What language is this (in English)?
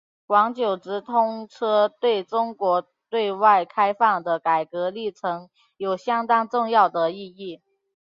Chinese